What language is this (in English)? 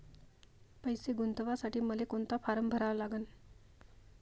Marathi